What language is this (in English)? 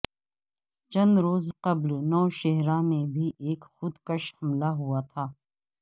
Urdu